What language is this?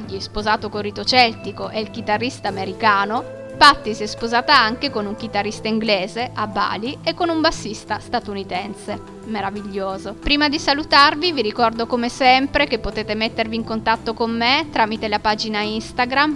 Italian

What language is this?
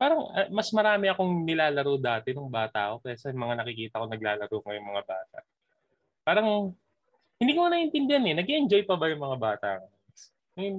Filipino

